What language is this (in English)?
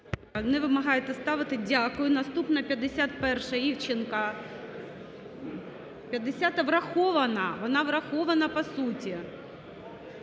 Ukrainian